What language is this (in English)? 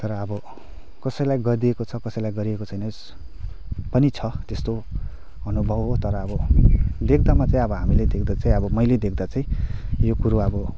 Nepali